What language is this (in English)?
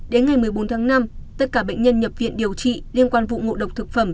Vietnamese